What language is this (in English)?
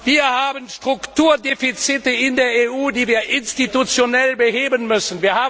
German